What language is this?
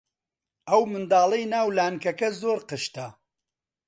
Central Kurdish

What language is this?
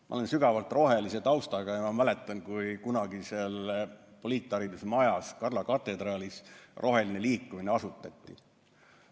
Estonian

